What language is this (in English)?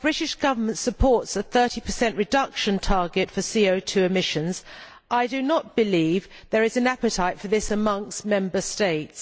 English